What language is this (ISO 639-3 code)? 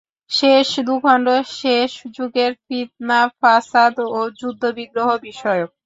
ben